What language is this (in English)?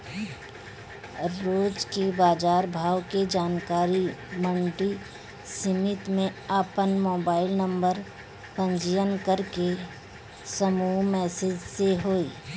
Bhojpuri